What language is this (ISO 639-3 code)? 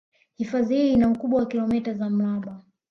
swa